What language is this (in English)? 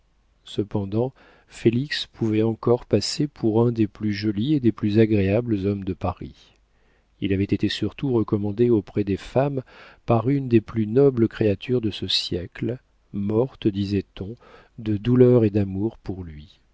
French